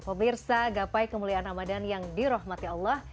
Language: Indonesian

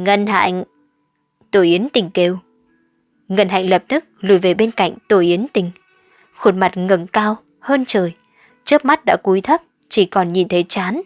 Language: Vietnamese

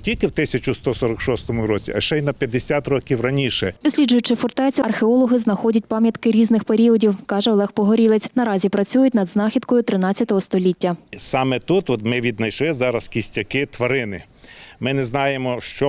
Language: Ukrainian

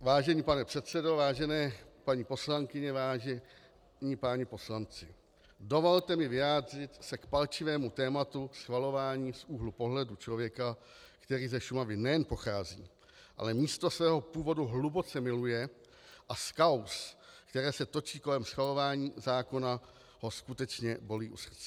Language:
Czech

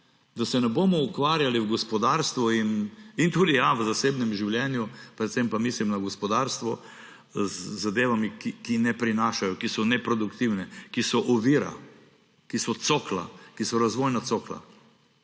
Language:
Slovenian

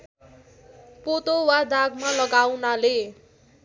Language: Nepali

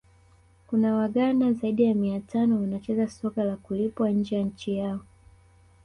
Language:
Swahili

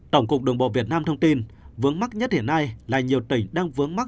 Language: Vietnamese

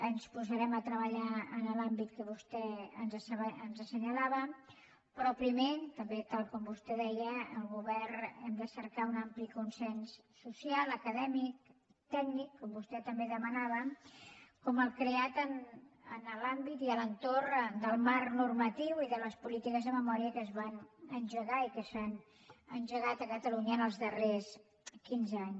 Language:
Catalan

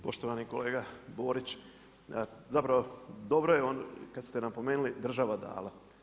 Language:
Croatian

